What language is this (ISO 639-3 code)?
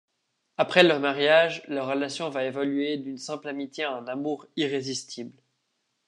fra